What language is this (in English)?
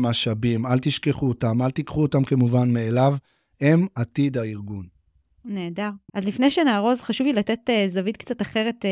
Hebrew